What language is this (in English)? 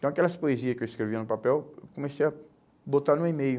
Portuguese